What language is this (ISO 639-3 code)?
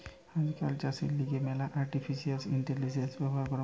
ben